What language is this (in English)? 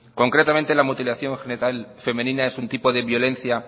Spanish